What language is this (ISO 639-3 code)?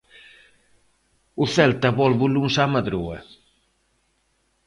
glg